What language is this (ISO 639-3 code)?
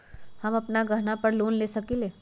mag